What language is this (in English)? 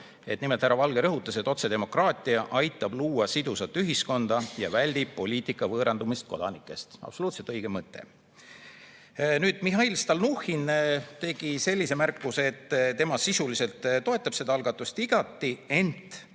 Estonian